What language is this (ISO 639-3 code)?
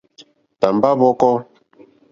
bri